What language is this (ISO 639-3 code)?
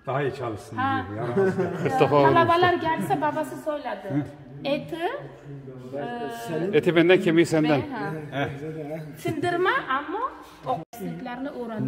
tur